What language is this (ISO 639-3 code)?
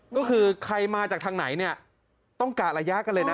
tha